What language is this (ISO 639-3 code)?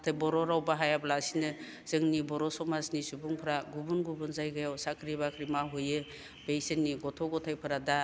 brx